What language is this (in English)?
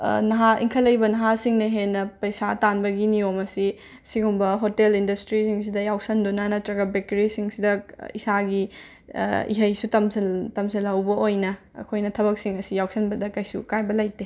Manipuri